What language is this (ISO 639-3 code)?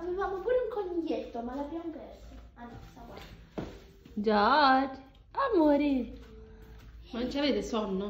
ita